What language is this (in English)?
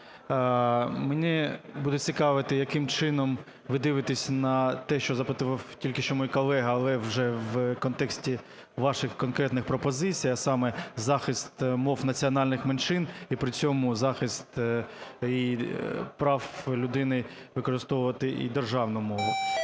Ukrainian